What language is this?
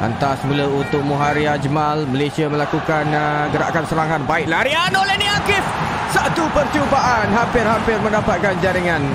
Malay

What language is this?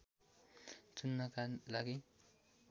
Nepali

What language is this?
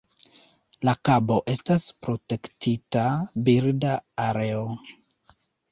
Esperanto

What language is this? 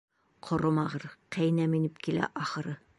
Bashkir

